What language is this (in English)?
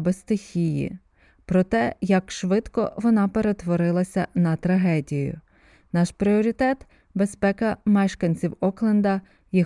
Ukrainian